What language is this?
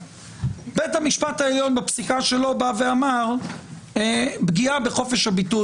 Hebrew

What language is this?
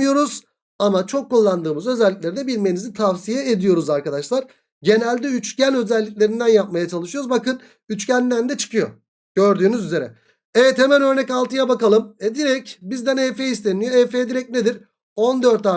Turkish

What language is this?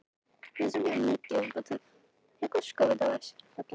Icelandic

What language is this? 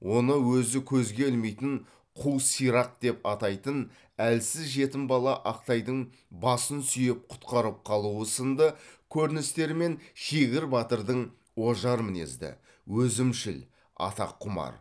Kazakh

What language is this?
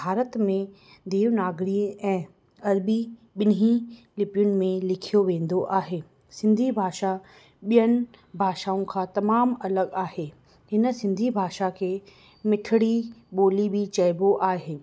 Sindhi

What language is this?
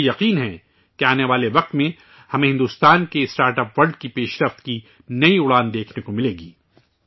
Urdu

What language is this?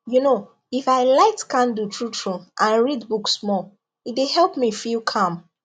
Nigerian Pidgin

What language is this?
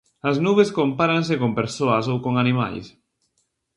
Galician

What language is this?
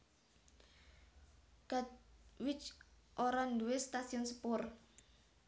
Javanese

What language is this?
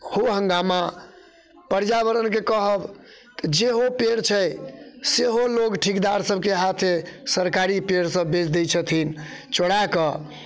Maithili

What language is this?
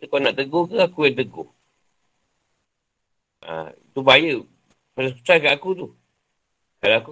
Malay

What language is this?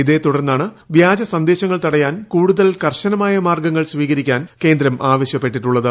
Malayalam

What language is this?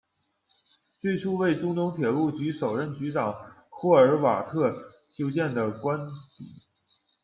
Chinese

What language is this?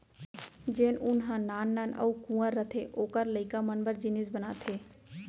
Chhattisgarhi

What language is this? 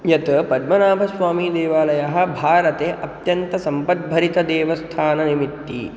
Sanskrit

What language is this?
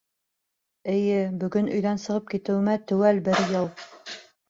Bashkir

